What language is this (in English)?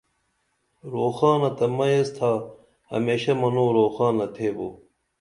Dameli